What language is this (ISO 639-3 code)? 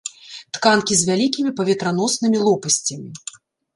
bel